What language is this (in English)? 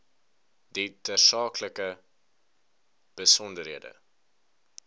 Afrikaans